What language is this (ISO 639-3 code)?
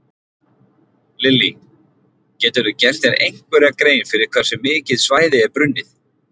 isl